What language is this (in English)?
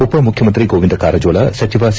Kannada